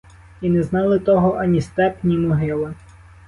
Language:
Ukrainian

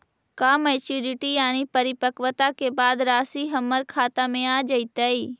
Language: Magahi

